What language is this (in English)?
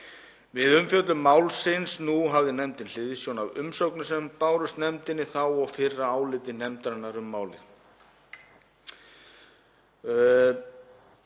Icelandic